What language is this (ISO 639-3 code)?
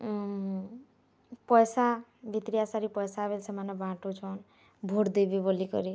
ori